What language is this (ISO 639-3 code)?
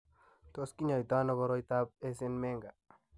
kln